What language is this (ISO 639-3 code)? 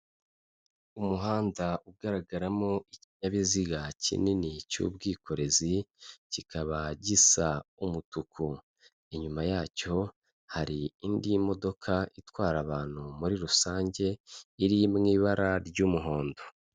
kin